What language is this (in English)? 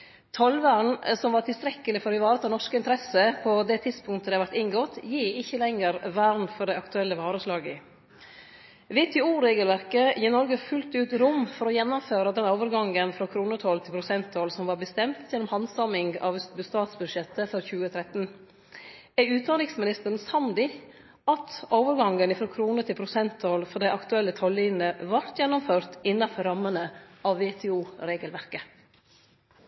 Norwegian Nynorsk